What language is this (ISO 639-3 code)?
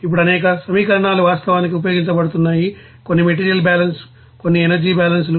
tel